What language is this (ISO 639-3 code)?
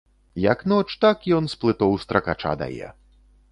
bel